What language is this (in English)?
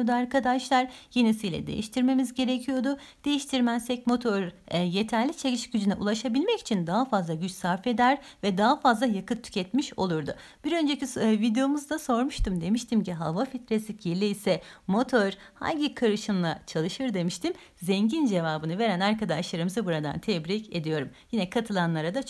Turkish